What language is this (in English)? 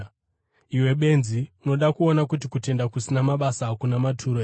Shona